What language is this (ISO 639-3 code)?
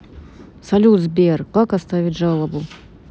rus